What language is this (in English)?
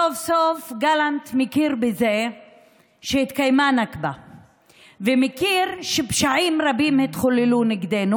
Hebrew